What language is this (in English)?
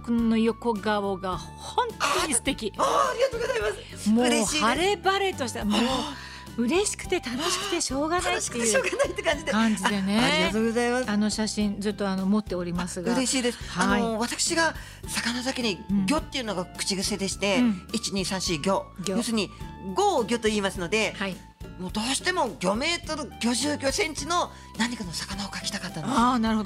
Japanese